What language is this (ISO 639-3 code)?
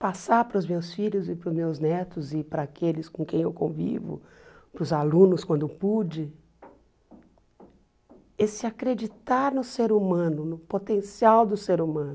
por